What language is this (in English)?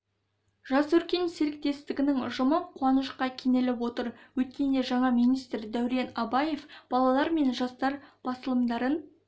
Kazakh